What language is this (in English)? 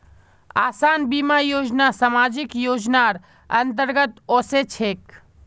Magahi